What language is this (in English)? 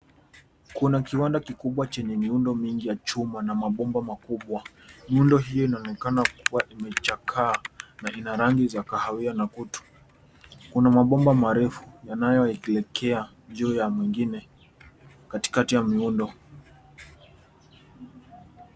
Swahili